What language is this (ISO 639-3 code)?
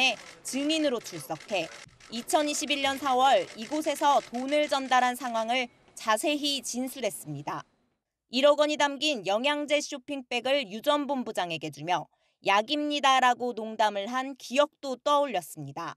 kor